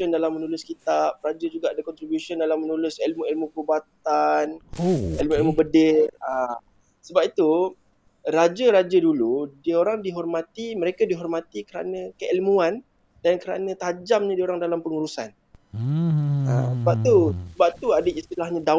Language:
Malay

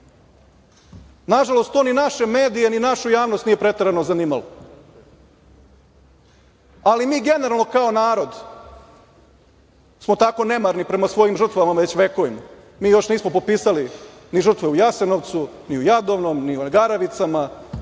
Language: Serbian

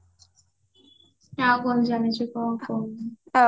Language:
Odia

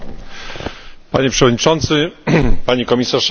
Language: Polish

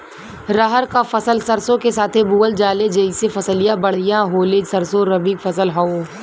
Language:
Bhojpuri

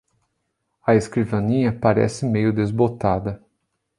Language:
Portuguese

